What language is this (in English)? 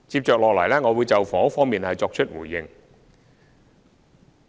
Cantonese